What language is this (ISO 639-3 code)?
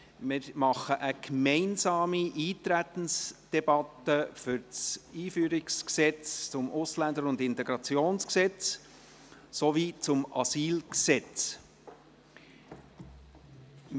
gsw